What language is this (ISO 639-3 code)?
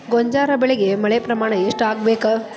kan